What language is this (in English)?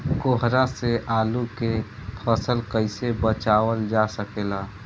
Bhojpuri